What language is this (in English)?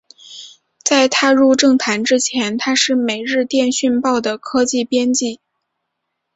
Chinese